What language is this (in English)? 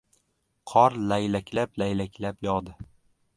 Uzbek